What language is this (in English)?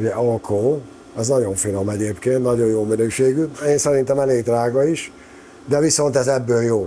Hungarian